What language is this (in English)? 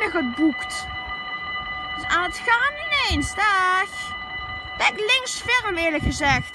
Dutch